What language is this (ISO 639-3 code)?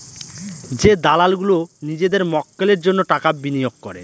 ben